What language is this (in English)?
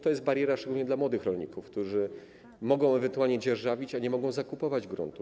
Polish